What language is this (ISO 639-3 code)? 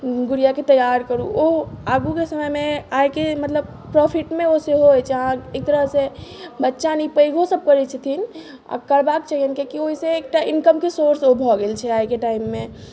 mai